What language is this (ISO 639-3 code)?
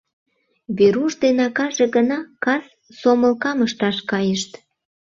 chm